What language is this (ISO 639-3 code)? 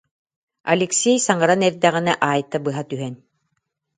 sah